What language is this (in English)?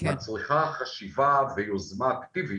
Hebrew